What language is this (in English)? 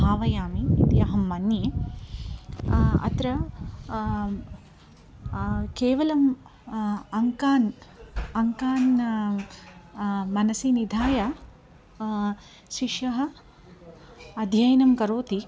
Sanskrit